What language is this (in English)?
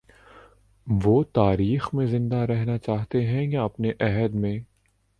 Urdu